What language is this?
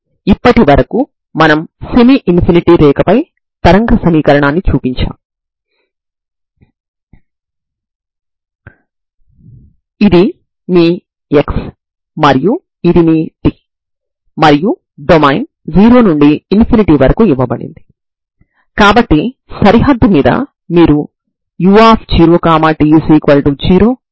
Telugu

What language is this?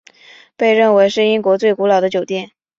Chinese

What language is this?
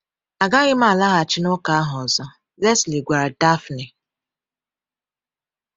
Igbo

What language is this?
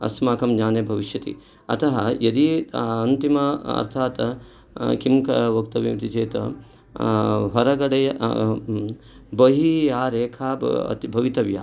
Sanskrit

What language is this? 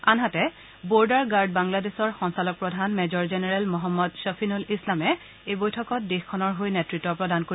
Assamese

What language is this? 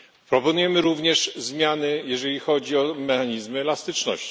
Polish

